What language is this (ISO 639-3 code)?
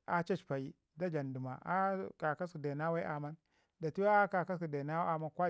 ngi